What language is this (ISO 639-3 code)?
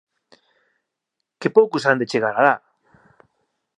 glg